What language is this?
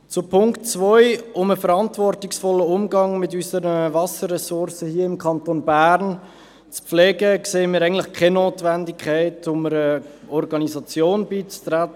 Swiss German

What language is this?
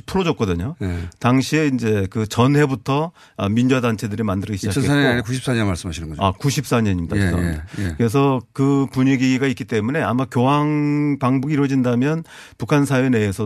Korean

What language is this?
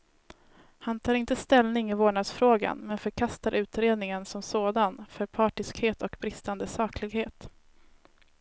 Swedish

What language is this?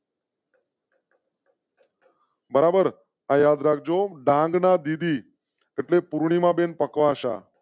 Gujarati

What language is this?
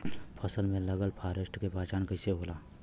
Bhojpuri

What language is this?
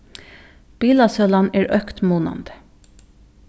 Faroese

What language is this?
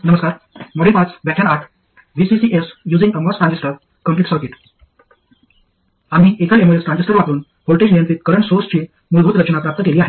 Marathi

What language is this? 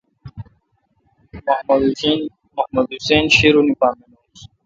Kalkoti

